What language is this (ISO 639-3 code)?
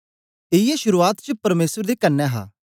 doi